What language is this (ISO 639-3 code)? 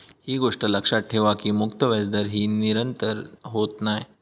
mar